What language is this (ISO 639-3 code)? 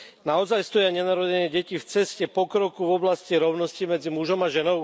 slk